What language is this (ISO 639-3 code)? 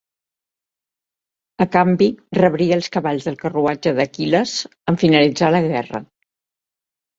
cat